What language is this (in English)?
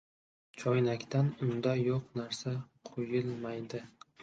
Uzbek